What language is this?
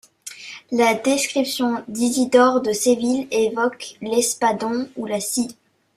French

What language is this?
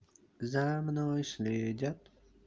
Russian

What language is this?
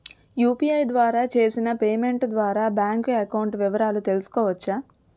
Telugu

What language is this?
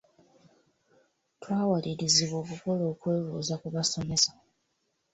Ganda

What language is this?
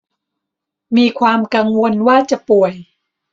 Thai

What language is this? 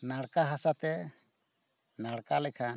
Santali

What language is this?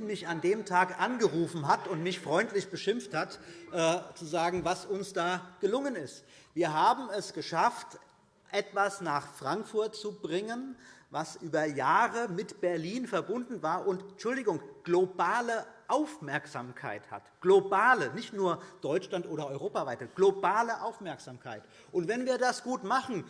German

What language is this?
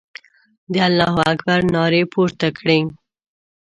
Pashto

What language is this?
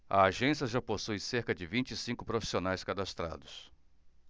Portuguese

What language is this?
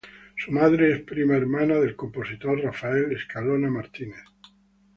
Spanish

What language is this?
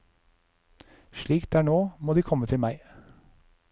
Norwegian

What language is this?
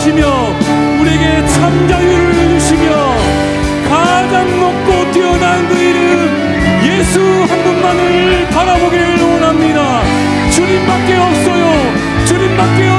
Korean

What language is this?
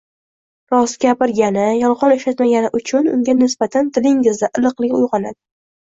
Uzbek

